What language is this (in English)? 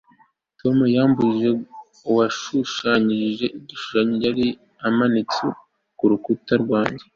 Kinyarwanda